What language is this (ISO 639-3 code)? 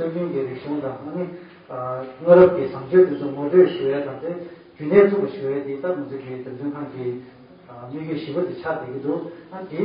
kor